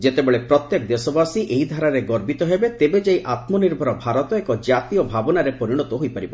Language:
Odia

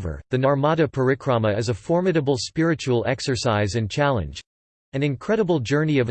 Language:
English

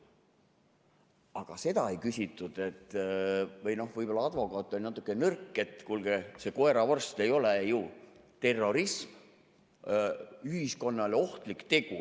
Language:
Estonian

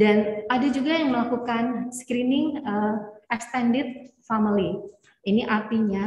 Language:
Indonesian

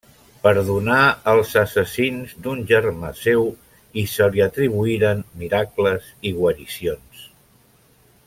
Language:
Catalan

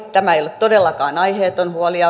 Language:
Finnish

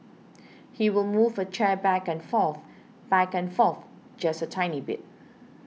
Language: English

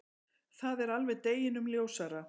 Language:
Icelandic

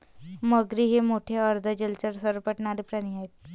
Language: Marathi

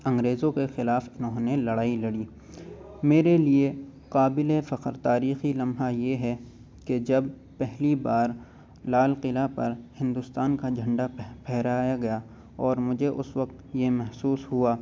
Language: Urdu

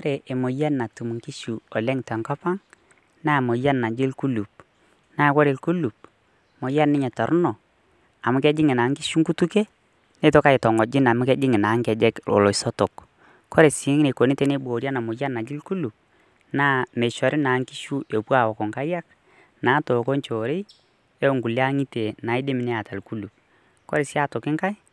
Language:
Masai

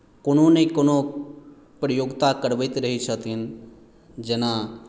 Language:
Maithili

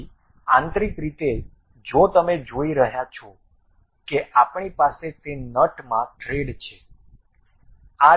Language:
Gujarati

